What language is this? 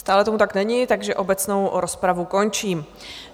Czech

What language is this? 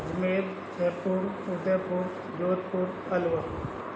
Sindhi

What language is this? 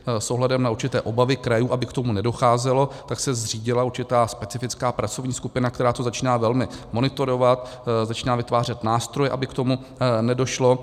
Czech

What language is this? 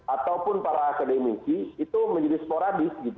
Indonesian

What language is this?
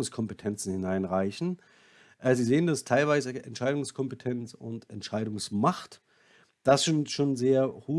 German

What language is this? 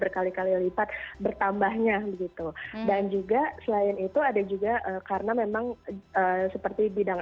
Indonesian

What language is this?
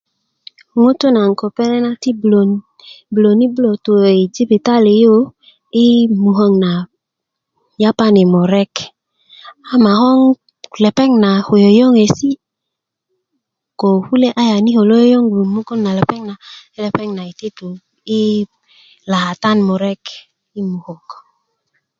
Kuku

